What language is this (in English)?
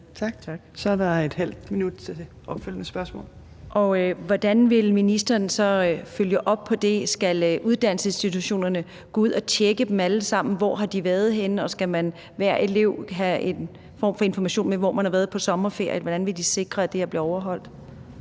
Danish